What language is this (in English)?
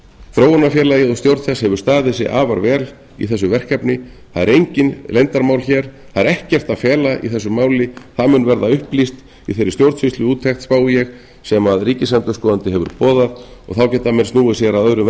Icelandic